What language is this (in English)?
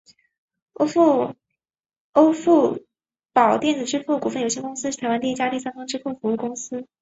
Chinese